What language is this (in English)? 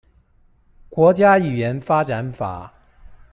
Chinese